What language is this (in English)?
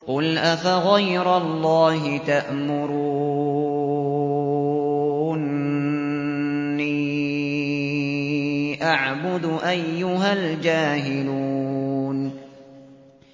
Arabic